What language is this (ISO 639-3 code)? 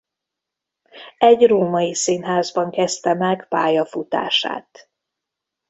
hun